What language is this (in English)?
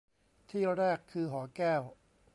Thai